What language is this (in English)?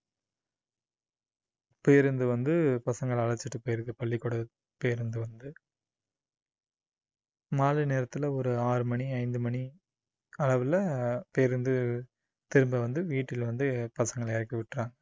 Tamil